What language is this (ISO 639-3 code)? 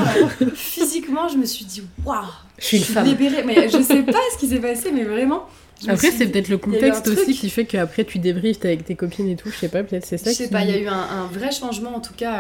fra